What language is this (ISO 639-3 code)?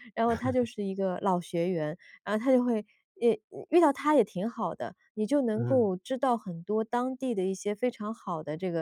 zho